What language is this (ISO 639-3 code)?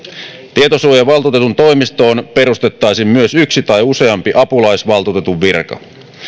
fin